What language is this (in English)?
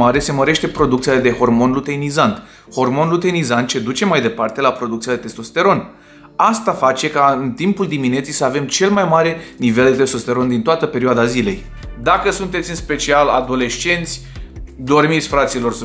Romanian